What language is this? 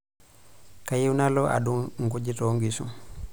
Masai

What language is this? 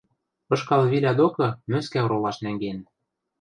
Western Mari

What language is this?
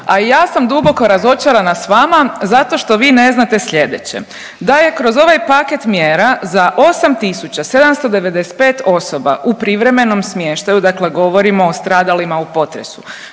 Croatian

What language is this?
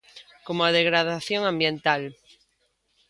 Galician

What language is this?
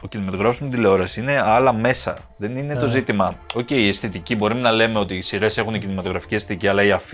Greek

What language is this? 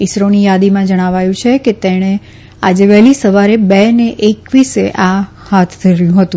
Gujarati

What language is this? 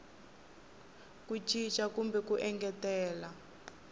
Tsonga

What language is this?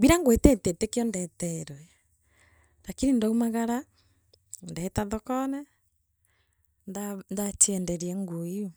Meru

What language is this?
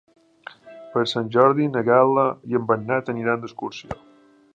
Catalan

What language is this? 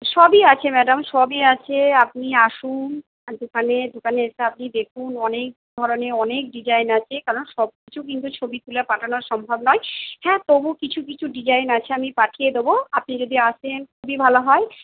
Bangla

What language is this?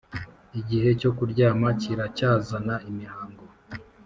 Kinyarwanda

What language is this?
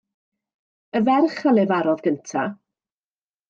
Welsh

